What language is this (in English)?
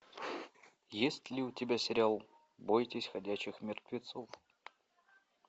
Russian